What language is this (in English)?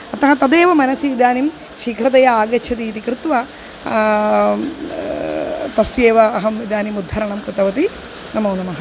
Sanskrit